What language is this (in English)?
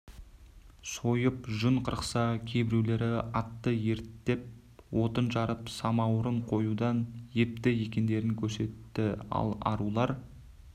Kazakh